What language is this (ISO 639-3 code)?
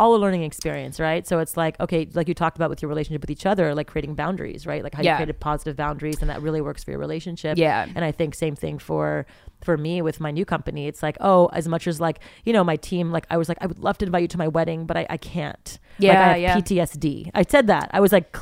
eng